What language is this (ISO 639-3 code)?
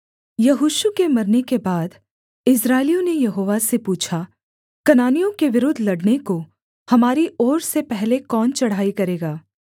hin